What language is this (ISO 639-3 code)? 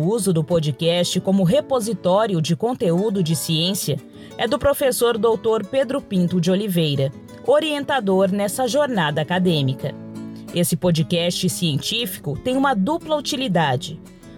por